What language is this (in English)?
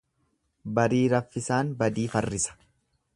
Oromo